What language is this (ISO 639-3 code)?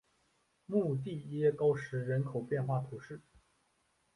zho